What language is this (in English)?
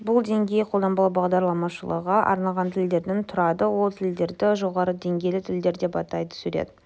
Kazakh